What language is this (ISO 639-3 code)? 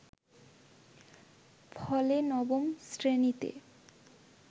ben